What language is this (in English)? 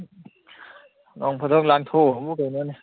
Manipuri